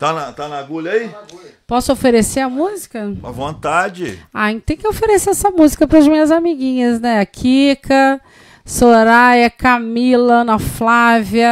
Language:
Portuguese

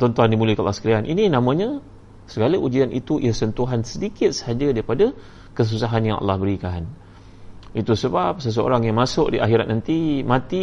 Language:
Malay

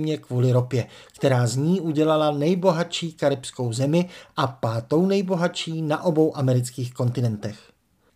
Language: Czech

